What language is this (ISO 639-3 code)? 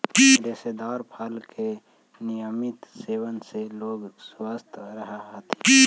mag